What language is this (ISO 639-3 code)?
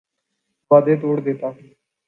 urd